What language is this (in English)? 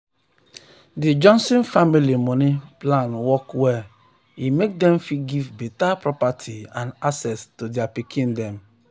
Nigerian Pidgin